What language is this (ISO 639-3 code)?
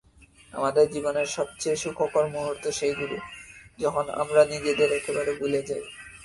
ben